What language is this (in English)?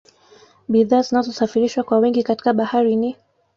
Swahili